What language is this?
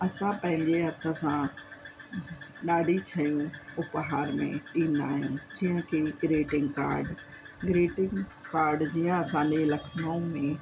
Sindhi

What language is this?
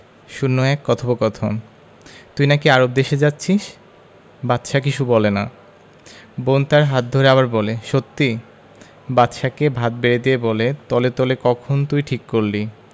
Bangla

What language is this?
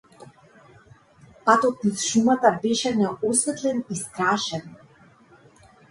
Macedonian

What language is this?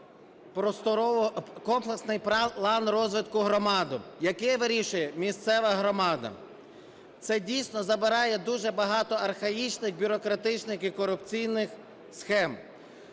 Ukrainian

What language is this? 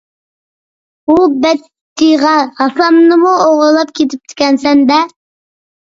Uyghur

